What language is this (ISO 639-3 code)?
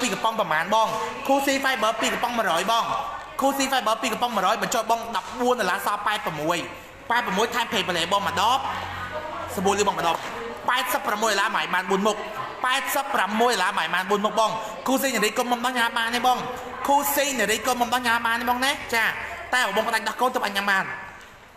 tha